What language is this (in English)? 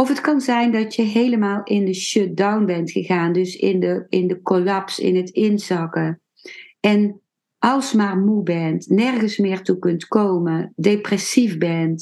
Dutch